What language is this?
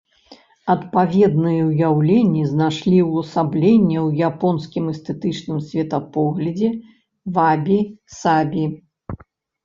Belarusian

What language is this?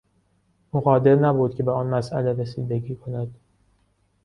Persian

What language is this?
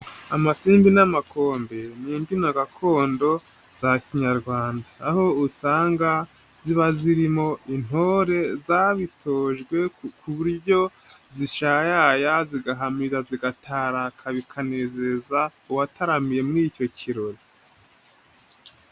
Kinyarwanda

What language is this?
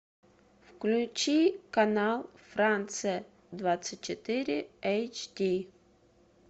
Russian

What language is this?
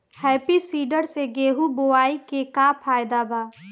Bhojpuri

